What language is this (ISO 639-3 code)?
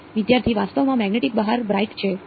guj